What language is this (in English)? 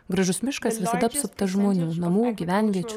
Lithuanian